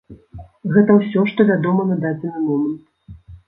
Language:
Belarusian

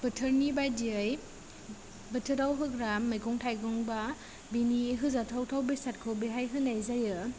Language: Bodo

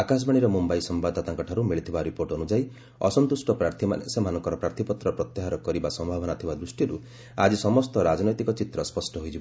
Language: Odia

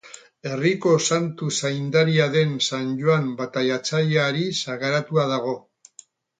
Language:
Basque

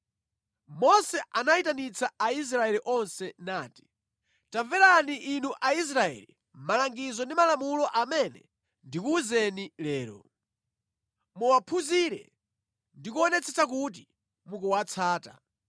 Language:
Nyanja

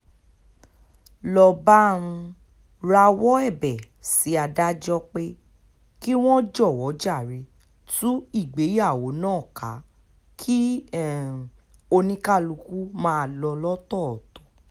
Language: Yoruba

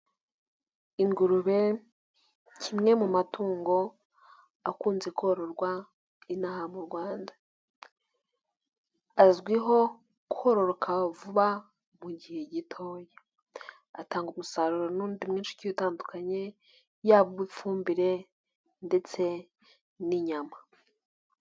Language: Kinyarwanda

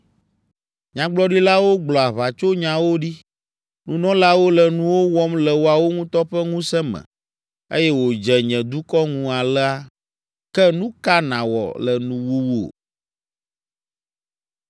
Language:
Ewe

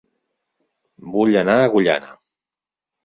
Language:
Catalan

